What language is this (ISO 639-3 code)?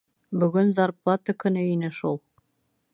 bak